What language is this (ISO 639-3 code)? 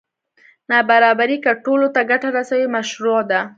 pus